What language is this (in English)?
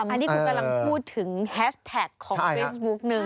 Thai